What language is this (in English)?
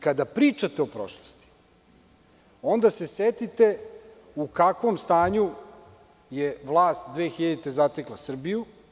Serbian